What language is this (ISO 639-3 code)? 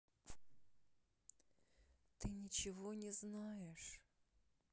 rus